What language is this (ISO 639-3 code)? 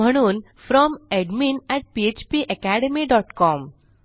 mar